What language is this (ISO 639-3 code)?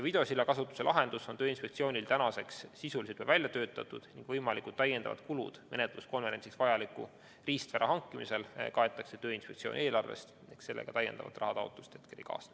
est